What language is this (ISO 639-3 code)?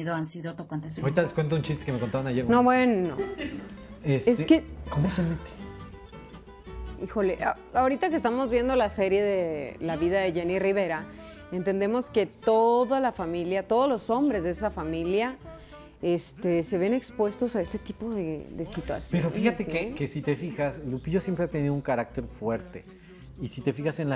spa